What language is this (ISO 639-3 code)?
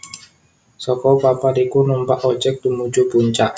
jav